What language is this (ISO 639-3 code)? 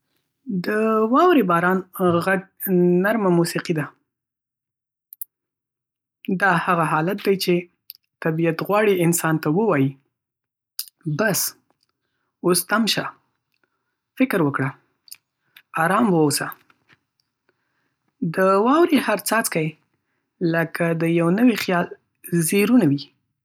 pus